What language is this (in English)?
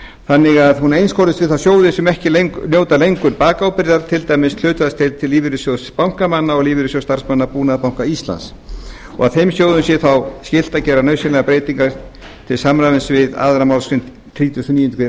Icelandic